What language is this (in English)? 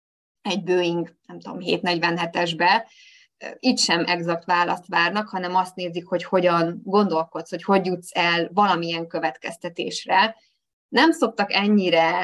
Hungarian